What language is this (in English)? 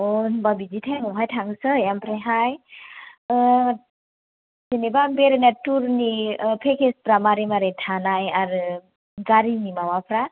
Bodo